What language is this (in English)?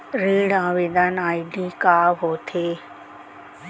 Chhattisgarhi